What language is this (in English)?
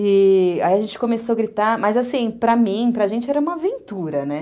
Portuguese